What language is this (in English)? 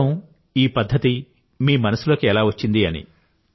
Telugu